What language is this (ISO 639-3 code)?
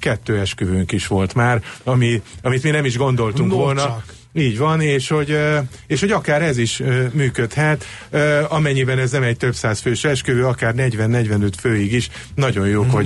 hun